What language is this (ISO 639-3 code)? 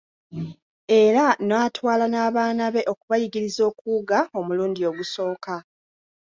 lug